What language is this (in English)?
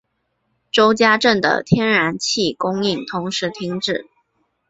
Chinese